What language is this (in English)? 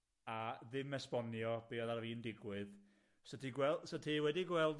Welsh